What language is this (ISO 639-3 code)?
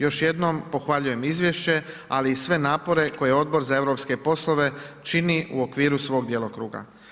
hrv